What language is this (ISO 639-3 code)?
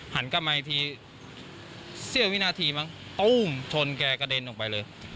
tha